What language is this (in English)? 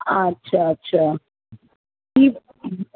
Sindhi